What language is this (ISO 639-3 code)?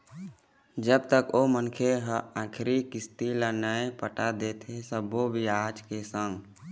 hne